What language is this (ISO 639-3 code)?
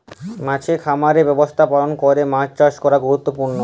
ben